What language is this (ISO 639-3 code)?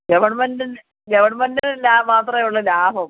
mal